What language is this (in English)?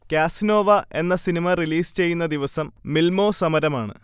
Malayalam